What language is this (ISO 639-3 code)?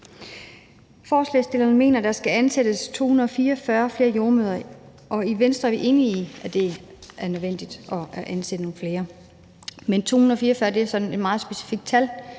dan